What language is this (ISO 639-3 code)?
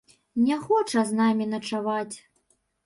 bel